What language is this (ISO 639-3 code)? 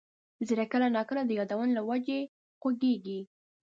pus